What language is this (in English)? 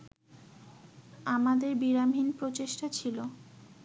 Bangla